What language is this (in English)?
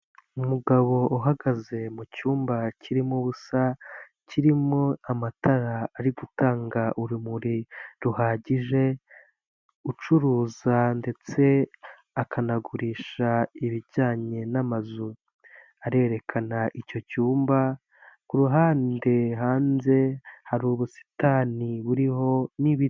Kinyarwanda